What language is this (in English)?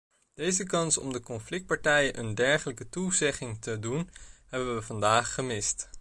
Dutch